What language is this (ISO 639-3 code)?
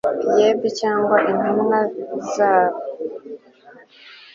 kin